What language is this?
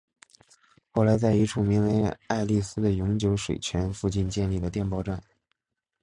Chinese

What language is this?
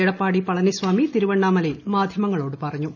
Malayalam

